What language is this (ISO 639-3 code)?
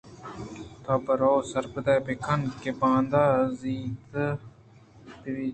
bgp